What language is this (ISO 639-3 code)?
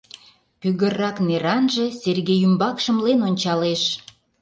chm